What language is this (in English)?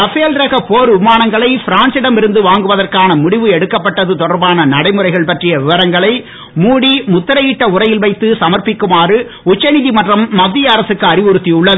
Tamil